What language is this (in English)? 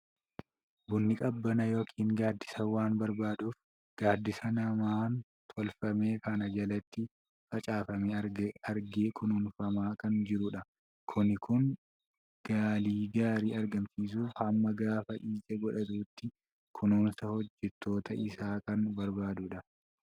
Oromo